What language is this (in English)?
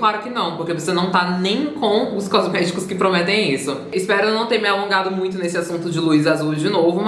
Portuguese